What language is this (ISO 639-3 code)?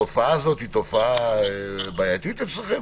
heb